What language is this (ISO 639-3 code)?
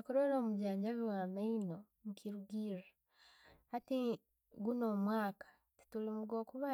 ttj